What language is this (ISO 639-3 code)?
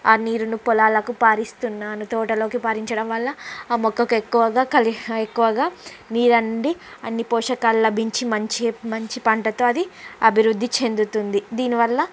tel